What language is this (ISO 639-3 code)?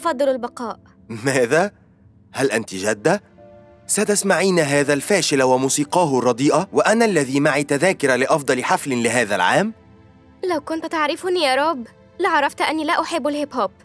ara